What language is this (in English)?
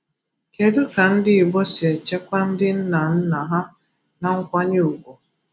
Igbo